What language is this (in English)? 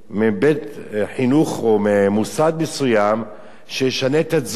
Hebrew